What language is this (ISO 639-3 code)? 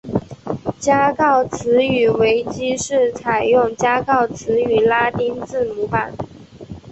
zho